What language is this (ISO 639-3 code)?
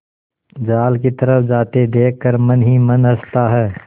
hin